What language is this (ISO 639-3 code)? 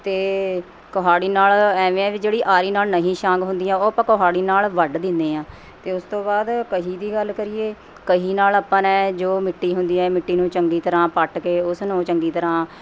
pan